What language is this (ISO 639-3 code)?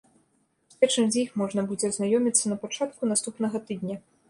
bel